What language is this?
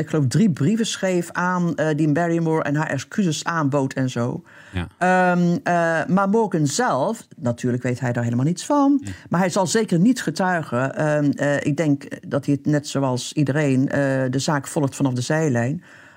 Dutch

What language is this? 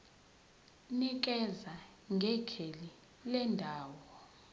Zulu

